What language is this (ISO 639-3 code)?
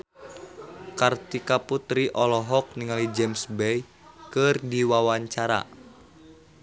sun